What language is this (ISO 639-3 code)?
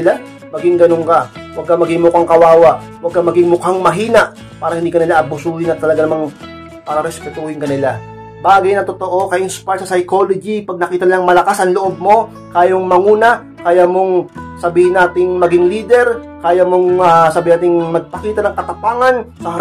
fil